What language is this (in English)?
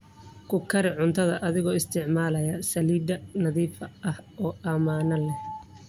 Somali